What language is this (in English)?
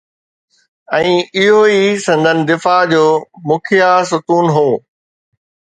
Sindhi